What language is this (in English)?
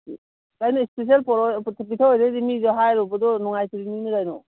Manipuri